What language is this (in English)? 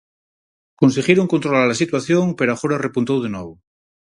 Galician